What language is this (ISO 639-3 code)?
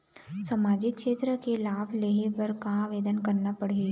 hne